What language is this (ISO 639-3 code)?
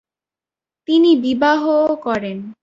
ben